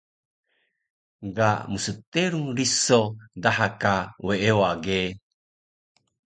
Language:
Taroko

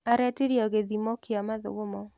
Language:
Kikuyu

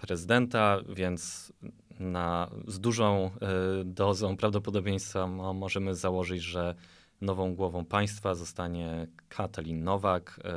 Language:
Polish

